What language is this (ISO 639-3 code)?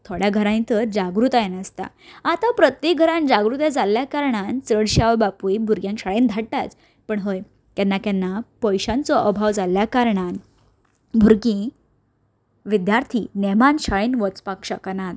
kok